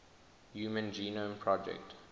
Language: English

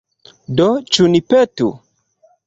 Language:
Esperanto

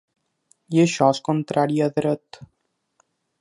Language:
Catalan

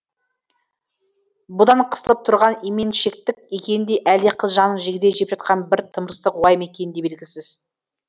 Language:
Kazakh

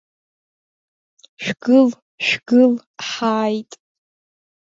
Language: Abkhazian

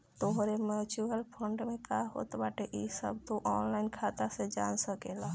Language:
Bhojpuri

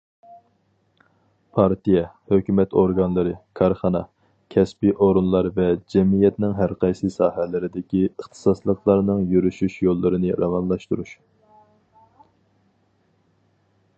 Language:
Uyghur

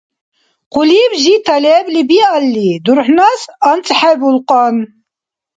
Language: Dargwa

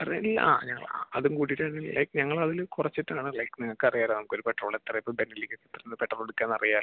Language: Malayalam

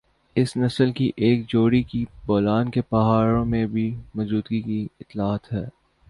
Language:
Urdu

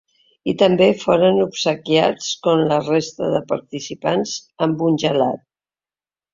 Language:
Catalan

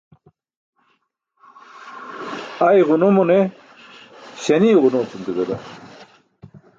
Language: Burushaski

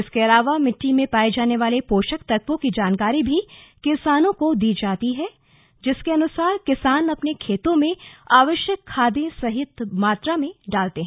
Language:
Hindi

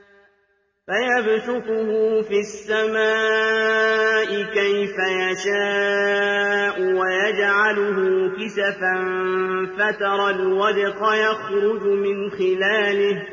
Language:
Arabic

